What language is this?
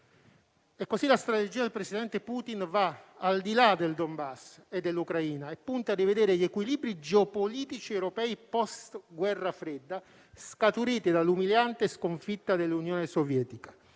Italian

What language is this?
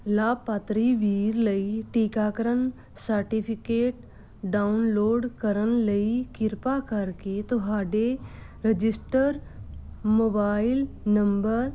Punjabi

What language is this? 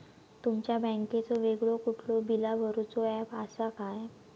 Marathi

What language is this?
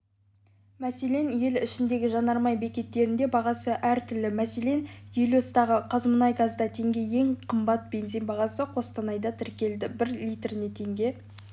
Kazakh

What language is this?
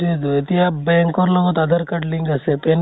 Assamese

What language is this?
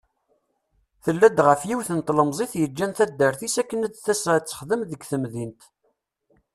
Kabyle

